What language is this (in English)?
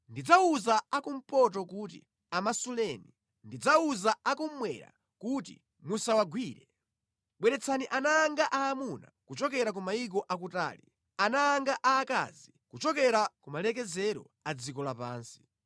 Nyanja